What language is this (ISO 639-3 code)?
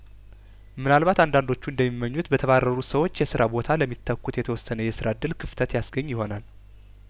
amh